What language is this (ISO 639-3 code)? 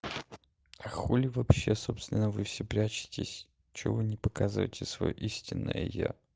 rus